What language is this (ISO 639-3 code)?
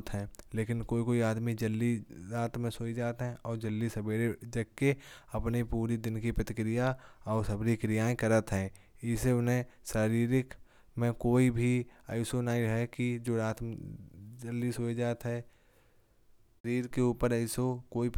bjj